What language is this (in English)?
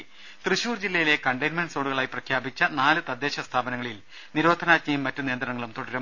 Malayalam